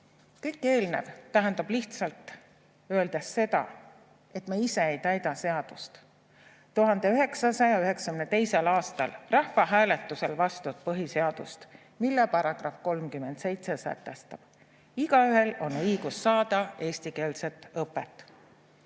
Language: Estonian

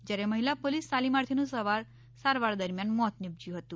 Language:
Gujarati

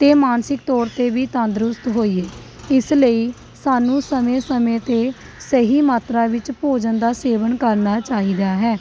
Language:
Punjabi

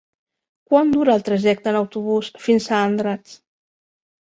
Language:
Catalan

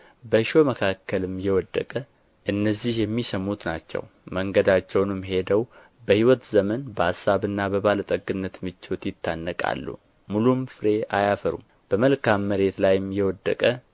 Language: Amharic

